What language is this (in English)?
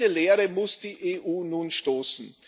German